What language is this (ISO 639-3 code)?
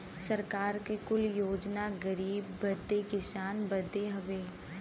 bho